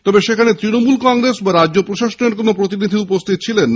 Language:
Bangla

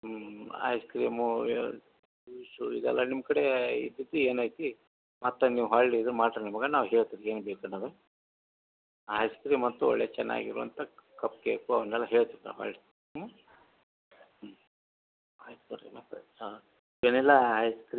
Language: Kannada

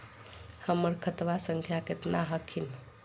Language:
Magahi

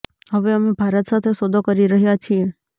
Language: Gujarati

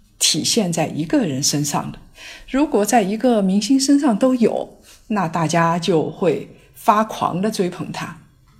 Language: Chinese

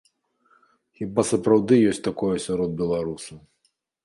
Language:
Belarusian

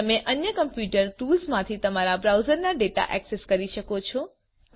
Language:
Gujarati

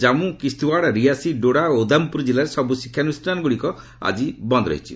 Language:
Odia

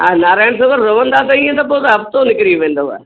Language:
Sindhi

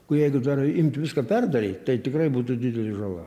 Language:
Lithuanian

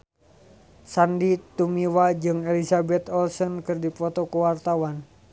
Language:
Sundanese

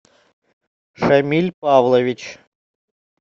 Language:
Russian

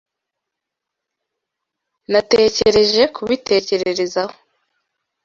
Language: Kinyarwanda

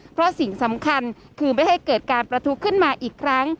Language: Thai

